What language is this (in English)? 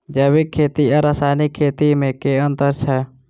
Maithili